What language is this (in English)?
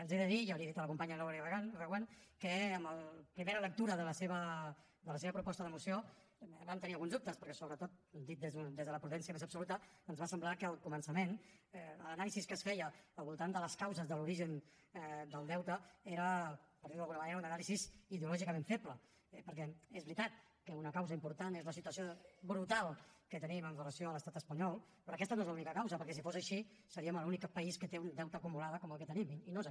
Catalan